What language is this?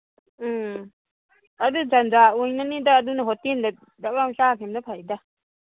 Manipuri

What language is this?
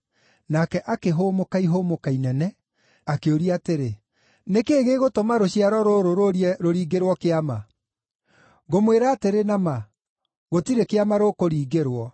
Kikuyu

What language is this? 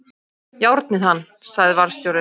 Icelandic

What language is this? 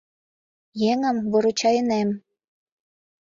Mari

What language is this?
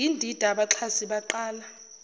Zulu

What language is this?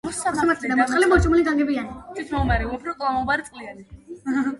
Georgian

